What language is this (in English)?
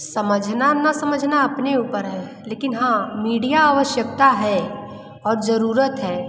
Hindi